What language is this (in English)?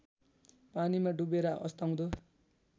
Nepali